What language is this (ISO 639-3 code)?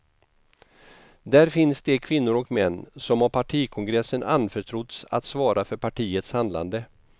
swe